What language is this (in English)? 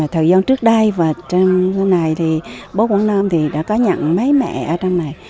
Vietnamese